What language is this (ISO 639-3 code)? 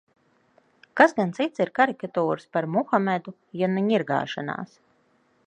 lav